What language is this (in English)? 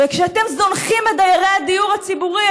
Hebrew